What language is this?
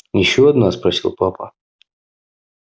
Russian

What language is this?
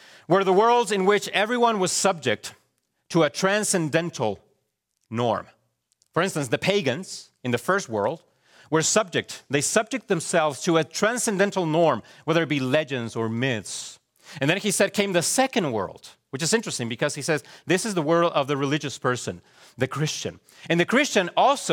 English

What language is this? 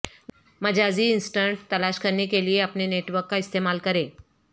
Urdu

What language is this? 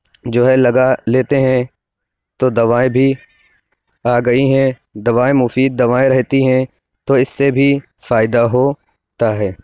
Urdu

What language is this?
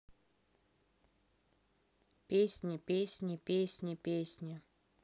Russian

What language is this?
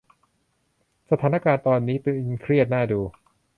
Thai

